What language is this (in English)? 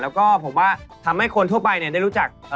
Thai